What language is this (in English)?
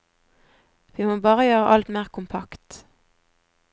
Norwegian